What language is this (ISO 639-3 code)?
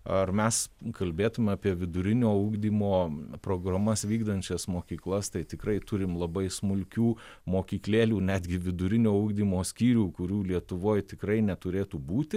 lit